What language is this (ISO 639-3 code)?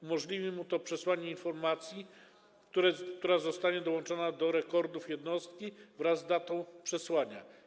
pol